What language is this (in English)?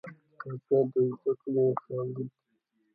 Pashto